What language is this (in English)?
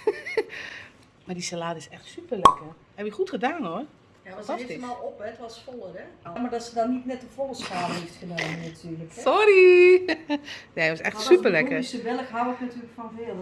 Dutch